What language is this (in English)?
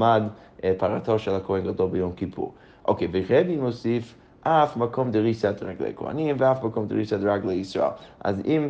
Hebrew